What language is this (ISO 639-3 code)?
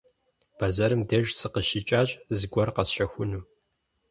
kbd